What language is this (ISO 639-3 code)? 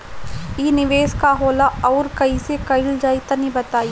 bho